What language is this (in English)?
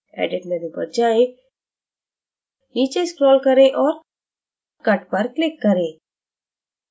Hindi